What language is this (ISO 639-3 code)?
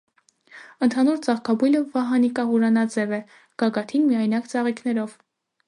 hye